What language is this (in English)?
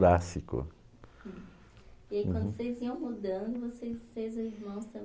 Portuguese